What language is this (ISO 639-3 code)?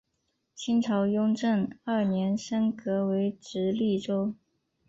zho